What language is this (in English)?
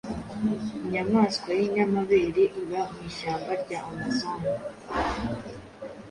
Kinyarwanda